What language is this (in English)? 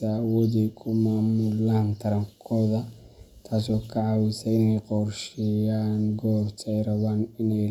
Somali